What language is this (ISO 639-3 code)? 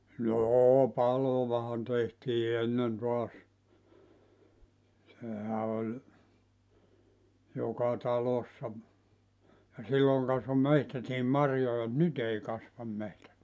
fin